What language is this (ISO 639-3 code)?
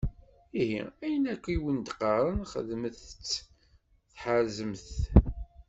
kab